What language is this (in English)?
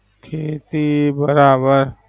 Gujarati